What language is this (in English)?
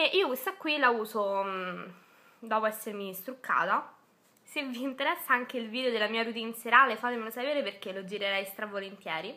Italian